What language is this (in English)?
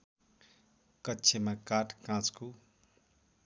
Nepali